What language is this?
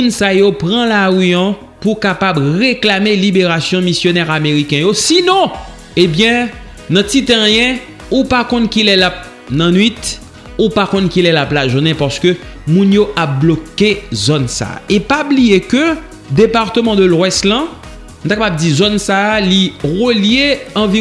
French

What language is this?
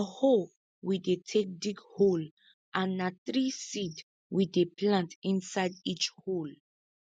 Nigerian Pidgin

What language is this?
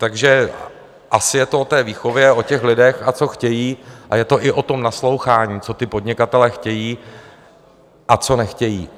Czech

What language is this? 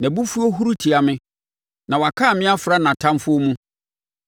Akan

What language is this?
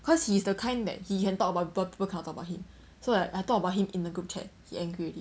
English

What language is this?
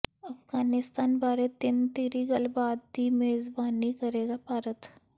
Punjabi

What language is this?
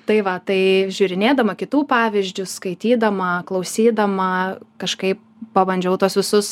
Lithuanian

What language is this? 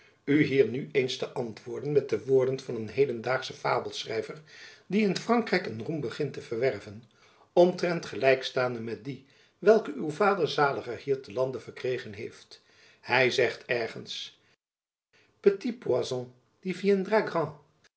Dutch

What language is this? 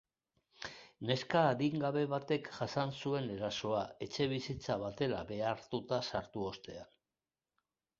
Basque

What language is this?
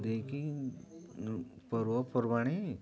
Odia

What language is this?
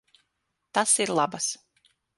Latvian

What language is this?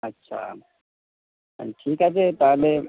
Bangla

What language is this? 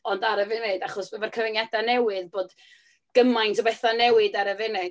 Welsh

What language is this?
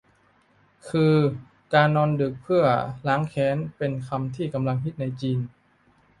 Thai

